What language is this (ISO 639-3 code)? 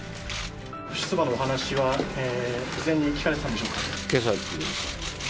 jpn